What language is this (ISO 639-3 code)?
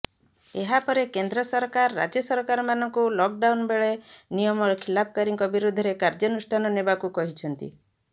ori